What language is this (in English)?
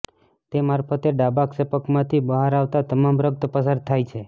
Gujarati